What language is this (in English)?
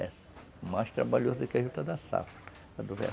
Portuguese